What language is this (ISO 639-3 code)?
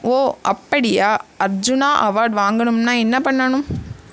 tam